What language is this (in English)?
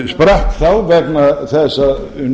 Icelandic